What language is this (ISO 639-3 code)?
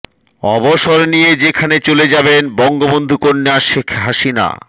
ben